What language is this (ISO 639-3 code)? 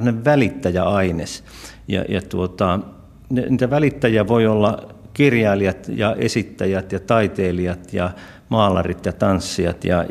fin